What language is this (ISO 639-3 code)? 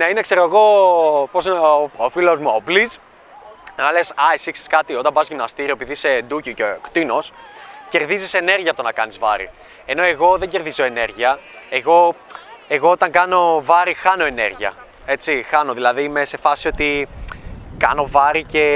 ell